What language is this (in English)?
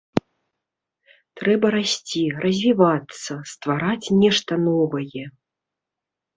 Belarusian